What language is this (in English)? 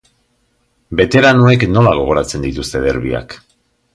Basque